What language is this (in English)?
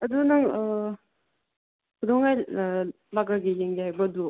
Manipuri